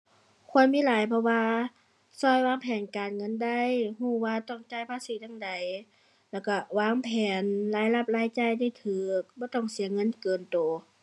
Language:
Thai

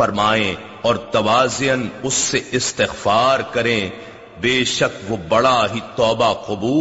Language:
Urdu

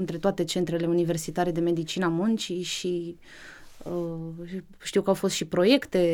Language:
Romanian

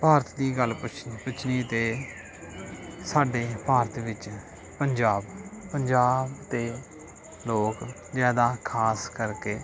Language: Punjabi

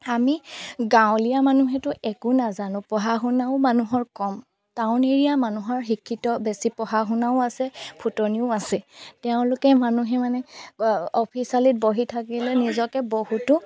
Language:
Assamese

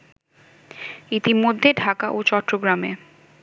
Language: Bangla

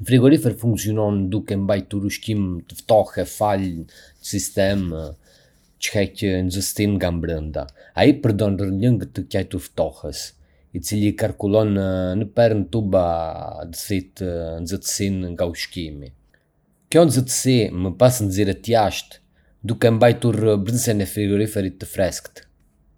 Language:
Arbëreshë Albanian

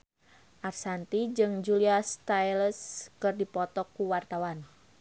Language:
Sundanese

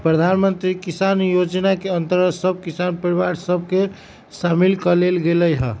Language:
Magahi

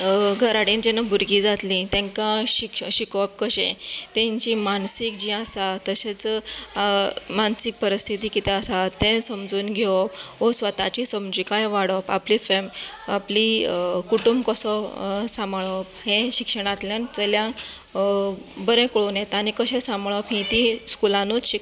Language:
Konkani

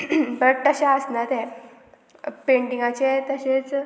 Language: Konkani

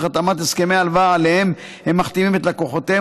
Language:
Hebrew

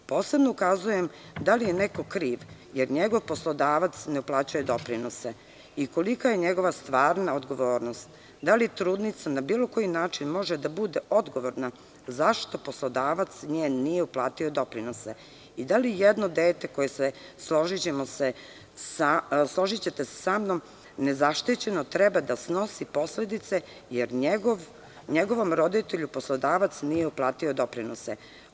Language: Serbian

